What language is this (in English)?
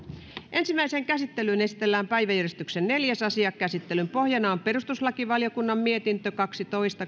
Finnish